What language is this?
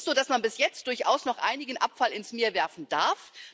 German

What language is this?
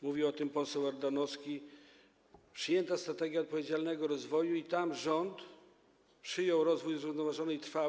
Polish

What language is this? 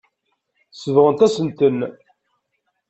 Kabyle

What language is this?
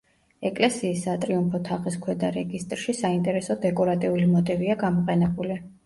Georgian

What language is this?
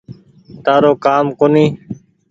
Goaria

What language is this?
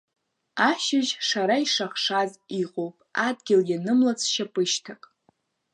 Abkhazian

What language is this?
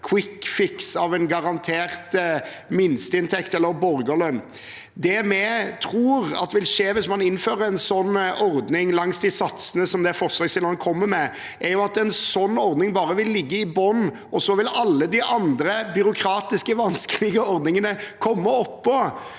Norwegian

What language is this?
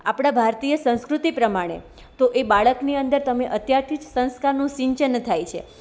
Gujarati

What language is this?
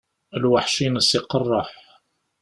Kabyle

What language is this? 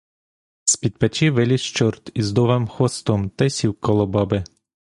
Ukrainian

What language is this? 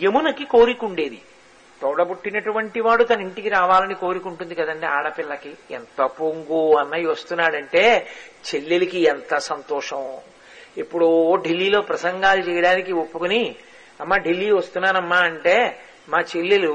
Telugu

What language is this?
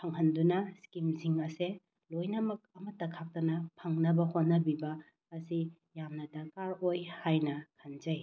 Manipuri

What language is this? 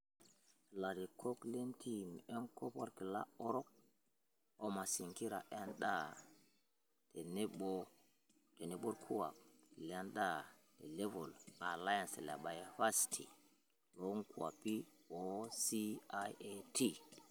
Masai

